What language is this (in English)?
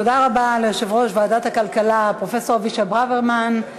Hebrew